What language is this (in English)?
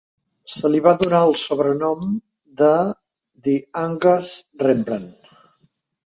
Catalan